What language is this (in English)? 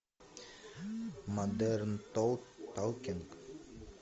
Russian